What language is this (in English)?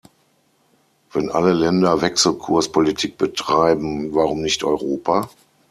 German